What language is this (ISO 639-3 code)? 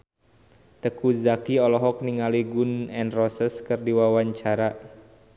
sun